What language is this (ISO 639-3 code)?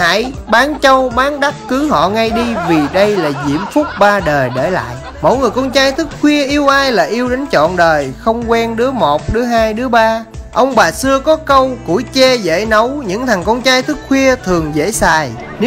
vie